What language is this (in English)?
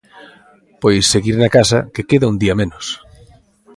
Galician